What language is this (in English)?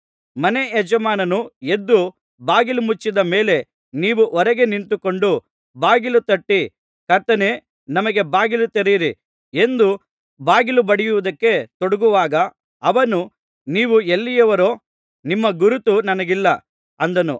Kannada